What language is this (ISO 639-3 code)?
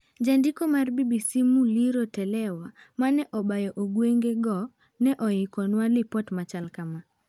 luo